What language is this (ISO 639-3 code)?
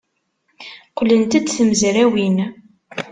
kab